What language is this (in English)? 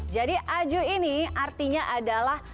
Indonesian